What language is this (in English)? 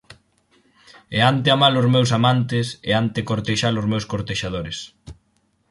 Galician